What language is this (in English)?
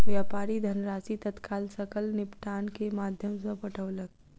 Maithili